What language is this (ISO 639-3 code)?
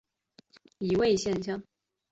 zho